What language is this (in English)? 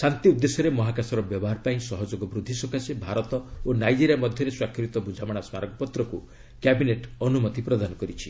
Odia